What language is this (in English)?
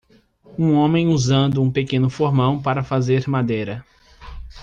Portuguese